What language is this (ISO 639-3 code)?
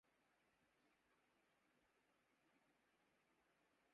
urd